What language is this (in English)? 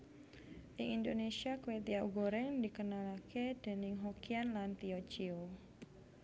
Javanese